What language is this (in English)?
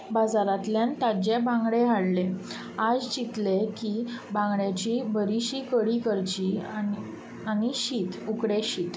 Konkani